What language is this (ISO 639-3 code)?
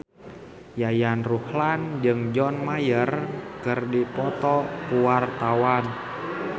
sun